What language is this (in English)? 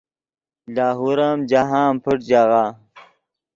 Yidgha